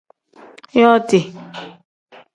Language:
Tem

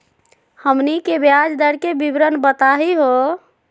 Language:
Magahi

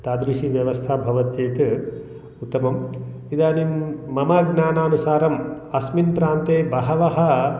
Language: Sanskrit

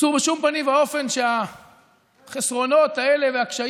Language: Hebrew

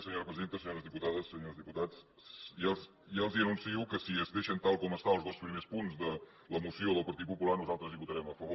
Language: Catalan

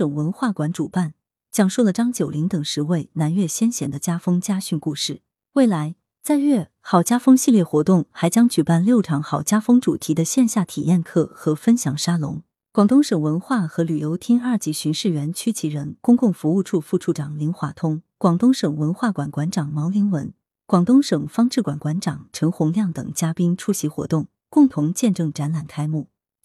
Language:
Chinese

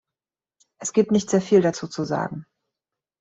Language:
German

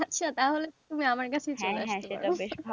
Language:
Bangla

